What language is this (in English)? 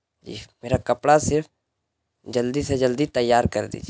Urdu